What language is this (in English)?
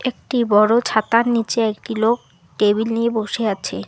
Bangla